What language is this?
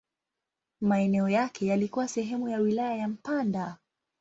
Swahili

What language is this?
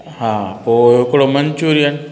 Sindhi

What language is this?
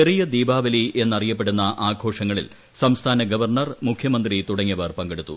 Malayalam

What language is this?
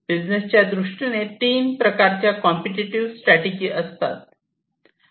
Marathi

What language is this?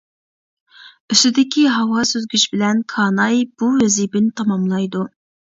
Uyghur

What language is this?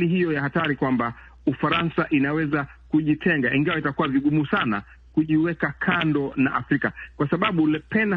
Swahili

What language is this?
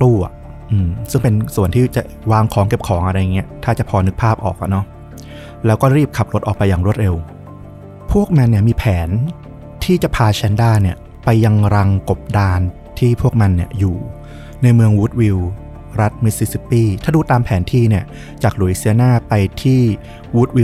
Thai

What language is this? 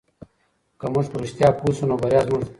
Pashto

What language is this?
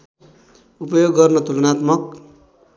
Nepali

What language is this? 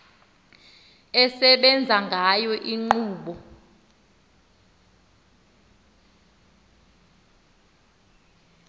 Xhosa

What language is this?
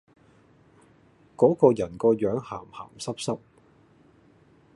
Cantonese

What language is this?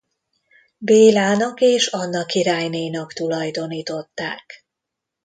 Hungarian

